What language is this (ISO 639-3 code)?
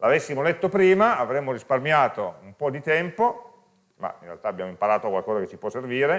ita